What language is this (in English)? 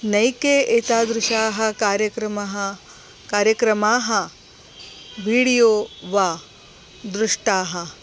Sanskrit